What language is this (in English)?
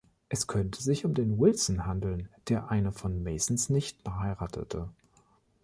German